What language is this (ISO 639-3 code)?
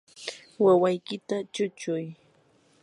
qur